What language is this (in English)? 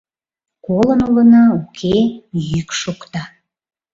Mari